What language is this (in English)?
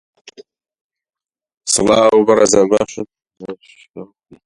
Central Kurdish